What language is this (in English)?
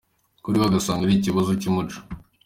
Kinyarwanda